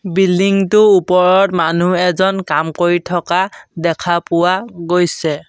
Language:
Assamese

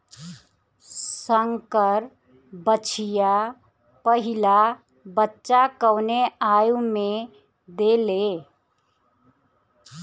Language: Bhojpuri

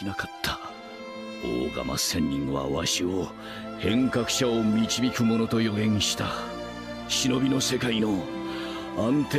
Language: Japanese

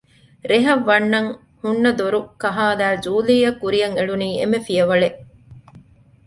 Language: Divehi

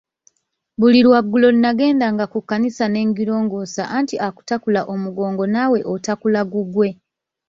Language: Ganda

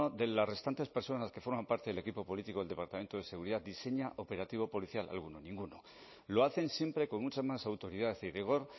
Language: Spanish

